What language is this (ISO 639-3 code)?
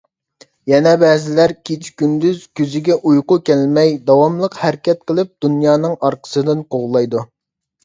uig